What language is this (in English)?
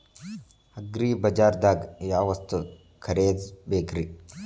Kannada